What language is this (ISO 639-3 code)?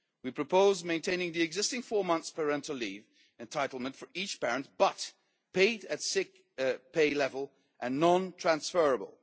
eng